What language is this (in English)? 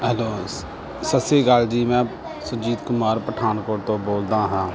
Punjabi